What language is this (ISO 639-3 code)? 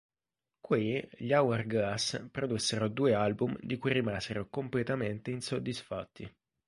ita